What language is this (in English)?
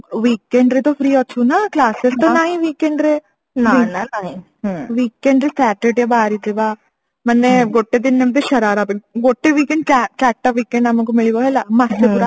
Odia